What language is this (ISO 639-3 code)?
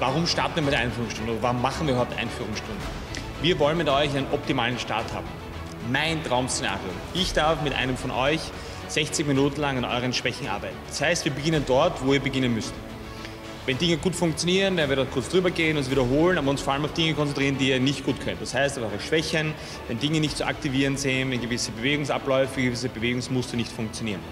deu